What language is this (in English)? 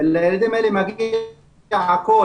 Hebrew